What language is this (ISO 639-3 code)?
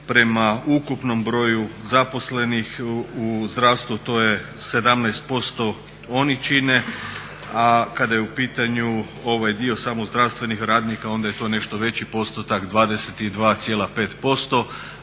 hrv